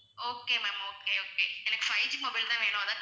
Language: Tamil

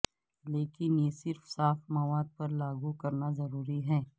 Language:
Urdu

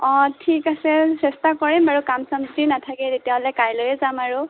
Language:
Assamese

